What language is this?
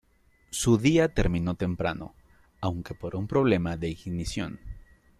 Spanish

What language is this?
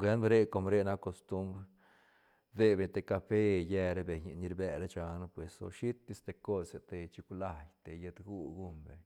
Santa Catarina Albarradas Zapotec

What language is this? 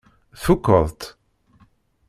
Kabyle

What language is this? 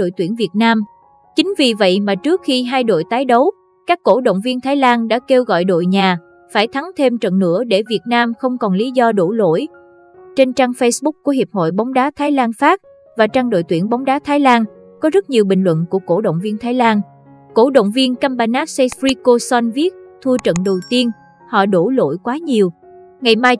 Vietnamese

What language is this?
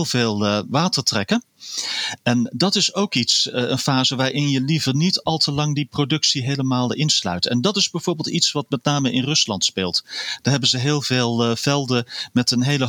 Dutch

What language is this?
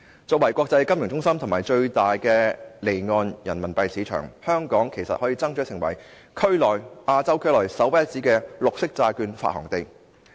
Cantonese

